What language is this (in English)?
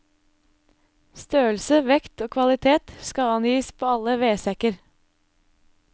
Norwegian